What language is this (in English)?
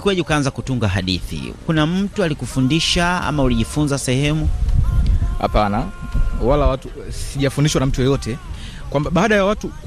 Swahili